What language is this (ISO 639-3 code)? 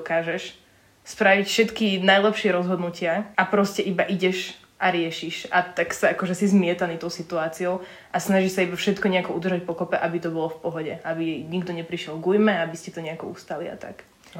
slk